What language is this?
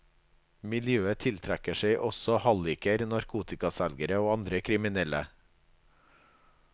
Norwegian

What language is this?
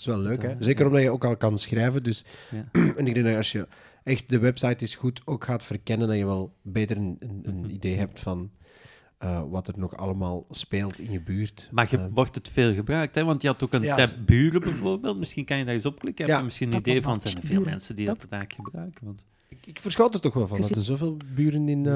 Dutch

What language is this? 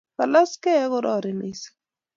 Kalenjin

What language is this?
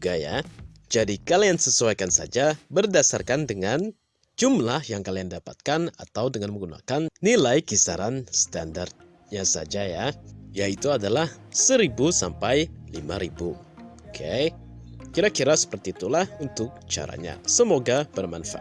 Indonesian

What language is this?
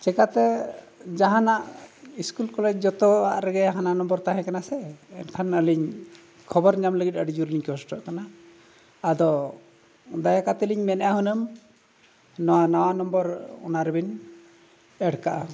Santali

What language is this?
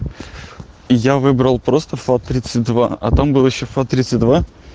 Russian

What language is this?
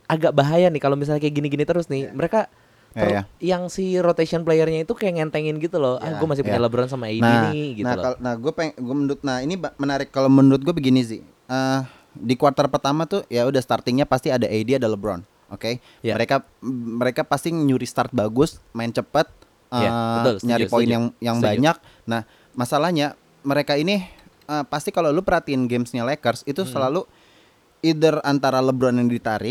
Indonesian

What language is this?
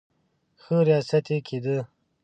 Pashto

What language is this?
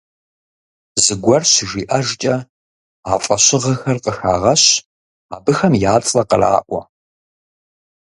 Kabardian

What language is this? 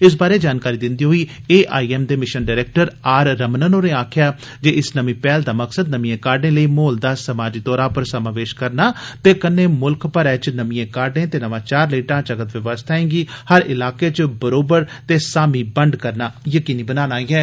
Dogri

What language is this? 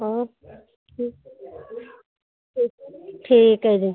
Punjabi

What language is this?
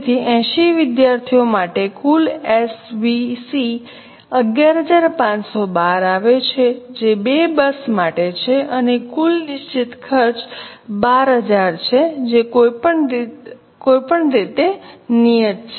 Gujarati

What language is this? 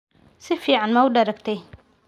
Somali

